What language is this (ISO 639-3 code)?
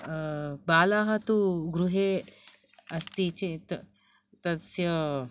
san